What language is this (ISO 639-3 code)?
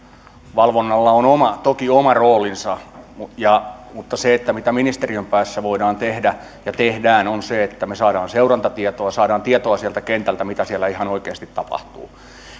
fin